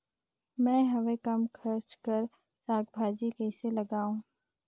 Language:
Chhattisgarhi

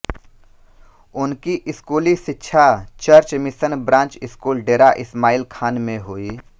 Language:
Hindi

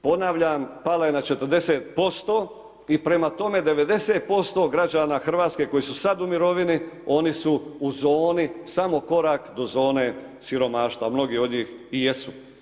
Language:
Croatian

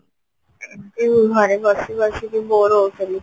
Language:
Odia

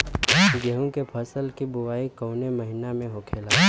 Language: Bhojpuri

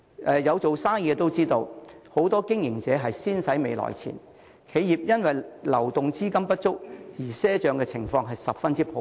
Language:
Cantonese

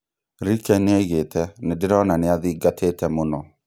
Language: Kikuyu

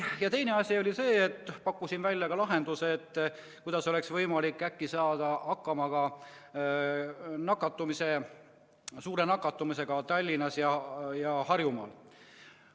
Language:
Estonian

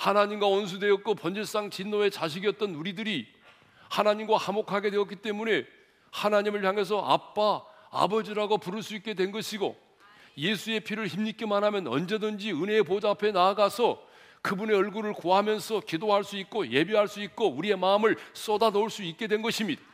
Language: Korean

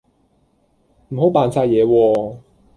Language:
Cantonese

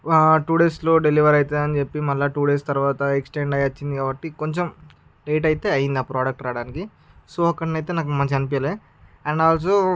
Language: Telugu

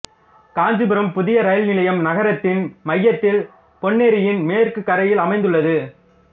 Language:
Tamil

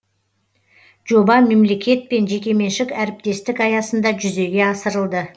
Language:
Kazakh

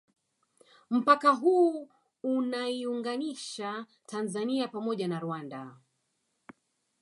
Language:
Swahili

